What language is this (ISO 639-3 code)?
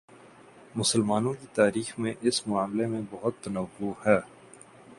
urd